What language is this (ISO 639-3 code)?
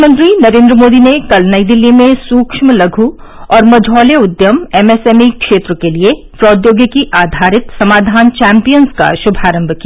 hin